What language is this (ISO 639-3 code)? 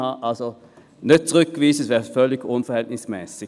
gsw